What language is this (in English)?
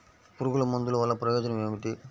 Telugu